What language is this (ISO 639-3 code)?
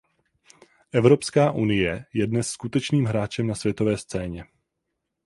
ces